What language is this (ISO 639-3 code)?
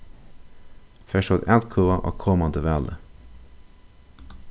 fao